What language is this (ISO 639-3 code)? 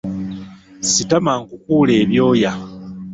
lug